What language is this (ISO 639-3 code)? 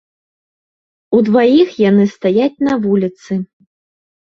bel